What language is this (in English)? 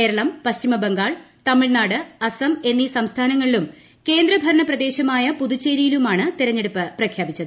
Malayalam